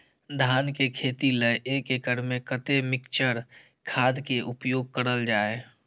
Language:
Maithili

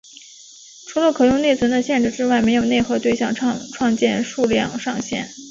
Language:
Chinese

